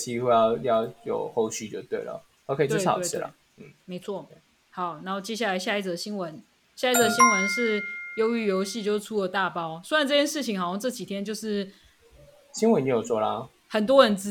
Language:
Chinese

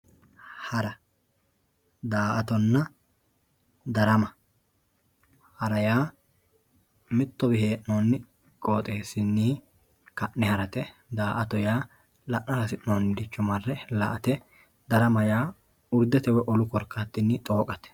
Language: Sidamo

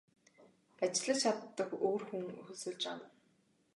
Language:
Mongolian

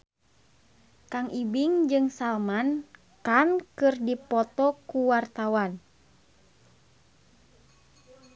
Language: Sundanese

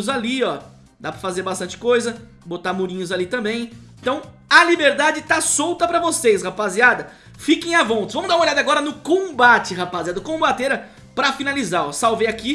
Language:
Portuguese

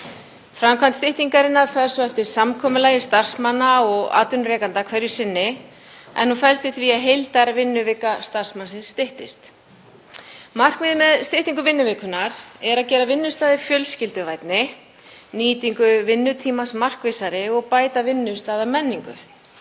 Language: Icelandic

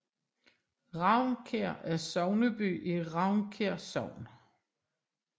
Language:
Danish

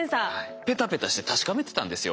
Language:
Japanese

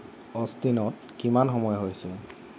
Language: Assamese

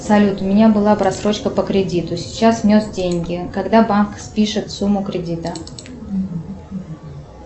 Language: Russian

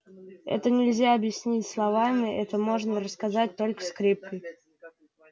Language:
Russian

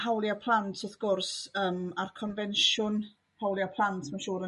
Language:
Welsh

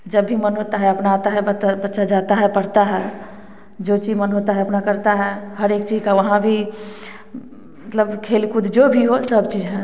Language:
Hindi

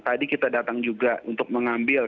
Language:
Indonesian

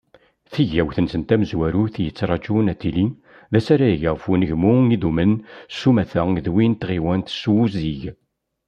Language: Kabyle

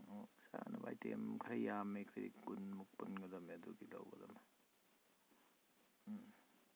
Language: Manipuri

